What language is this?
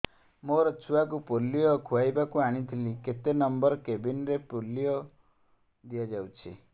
Odia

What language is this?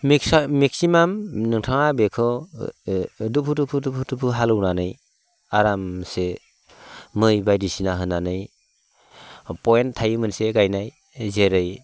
Bodo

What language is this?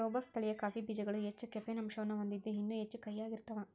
Kannada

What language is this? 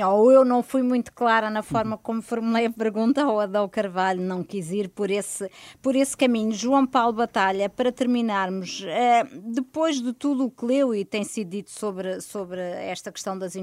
Portuguese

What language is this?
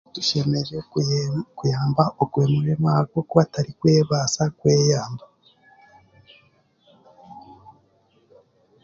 Chiga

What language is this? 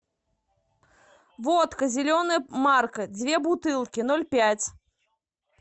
Russian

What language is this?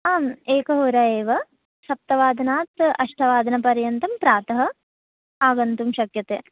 Sanskrit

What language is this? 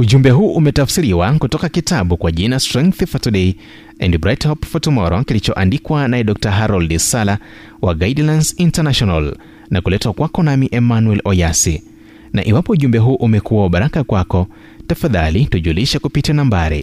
Swahili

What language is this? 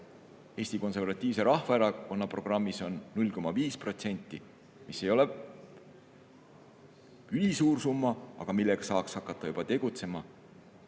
Estonian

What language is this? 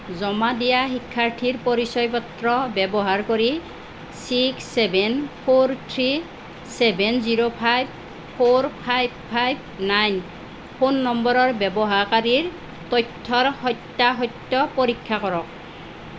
Assamese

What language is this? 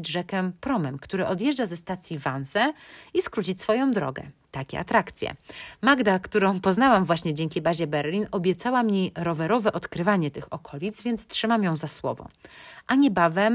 Polish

